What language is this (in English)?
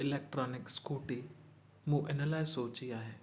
Sindhi